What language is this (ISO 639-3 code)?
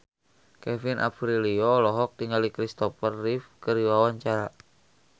sun